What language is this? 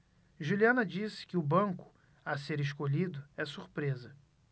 Portuguese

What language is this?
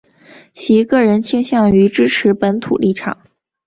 Chinese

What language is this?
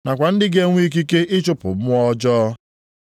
Igbo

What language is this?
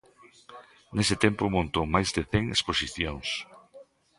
Galician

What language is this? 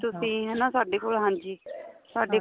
Punjabi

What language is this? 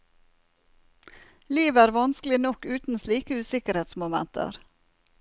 Norwegian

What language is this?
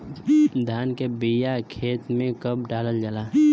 Bhojpuri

